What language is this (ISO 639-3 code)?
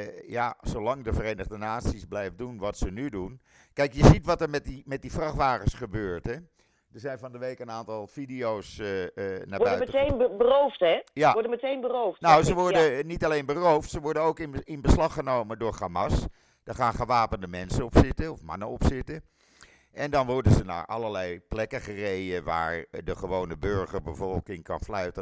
nld